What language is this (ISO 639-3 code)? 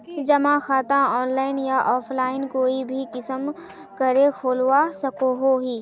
mag